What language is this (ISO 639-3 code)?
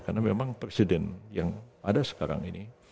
ind